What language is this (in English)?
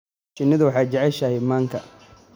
Somali